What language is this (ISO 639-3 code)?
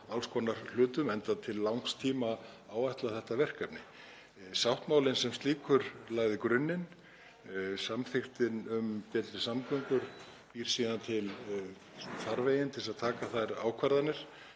isl